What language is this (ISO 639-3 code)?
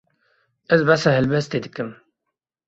kur